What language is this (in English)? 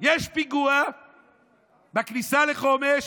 Hebrew